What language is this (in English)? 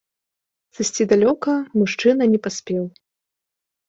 Belarusian